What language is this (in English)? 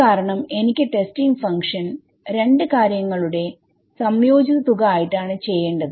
Malayalam